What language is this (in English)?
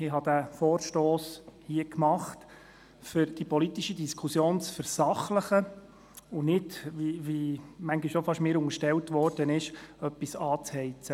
Swiss German